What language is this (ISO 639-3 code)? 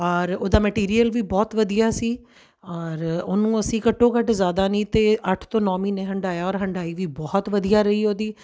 pan